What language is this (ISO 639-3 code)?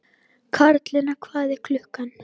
isl